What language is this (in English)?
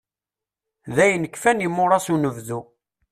Kabyle